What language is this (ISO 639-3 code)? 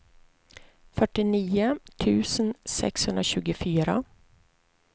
swe